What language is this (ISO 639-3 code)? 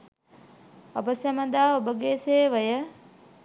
sin